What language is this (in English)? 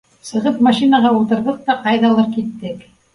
Bashkir